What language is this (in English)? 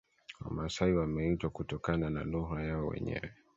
Swahili